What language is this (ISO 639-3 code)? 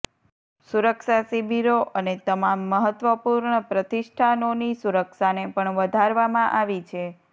guj